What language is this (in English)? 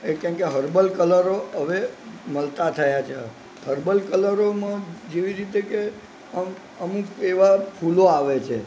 Gujarati